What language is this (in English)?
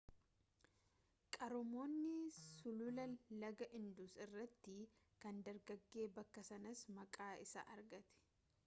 Oromo